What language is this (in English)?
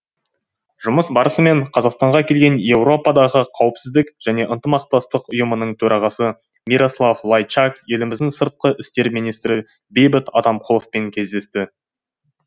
Kazakh